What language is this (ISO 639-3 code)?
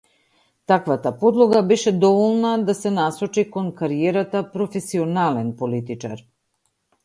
mkd